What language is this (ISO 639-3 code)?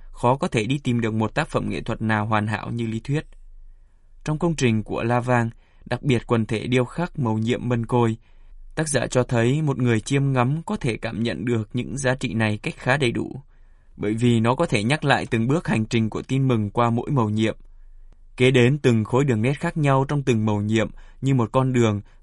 vie